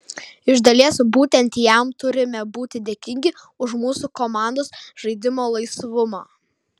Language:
Lithuanian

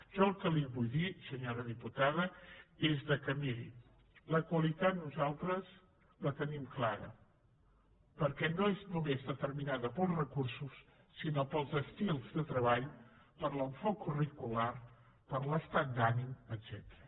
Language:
Catalan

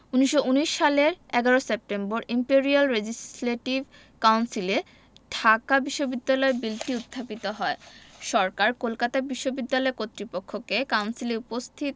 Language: Bangla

